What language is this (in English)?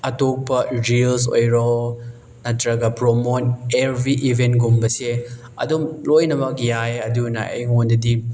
Manipuri